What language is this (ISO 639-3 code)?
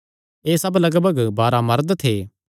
xnr